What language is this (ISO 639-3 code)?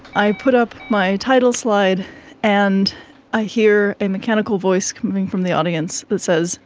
eng